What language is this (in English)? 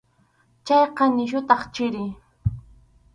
Arequipa-La Unión Quechua